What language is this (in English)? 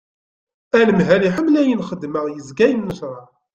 Kabyle